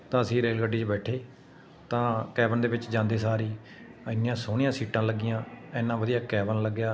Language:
Punjabi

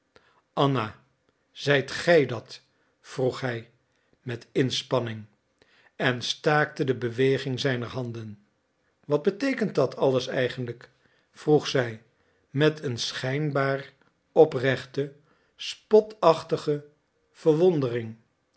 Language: Dutch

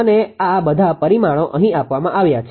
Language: Gujarati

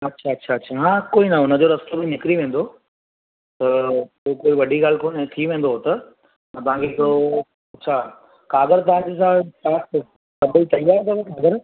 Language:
Sindhi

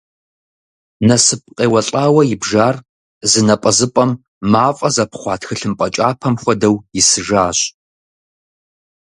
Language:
Kabardian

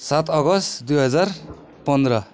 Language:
Nepali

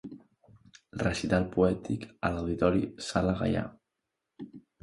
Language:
Catalan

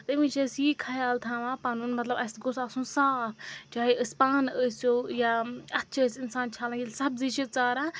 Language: Kashmiri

